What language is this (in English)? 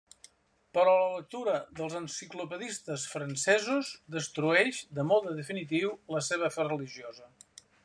Catalan